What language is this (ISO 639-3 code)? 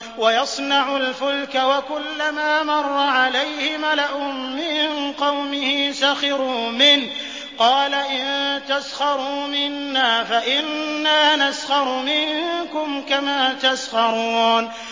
ara